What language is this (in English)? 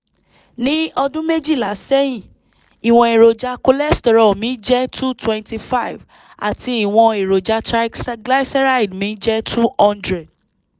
Yoruba